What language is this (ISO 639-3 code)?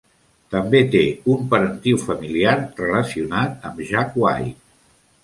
cat